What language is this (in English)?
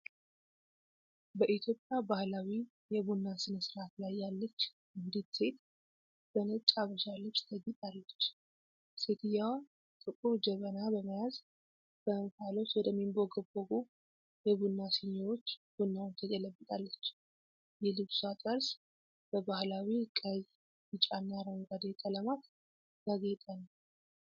Amharic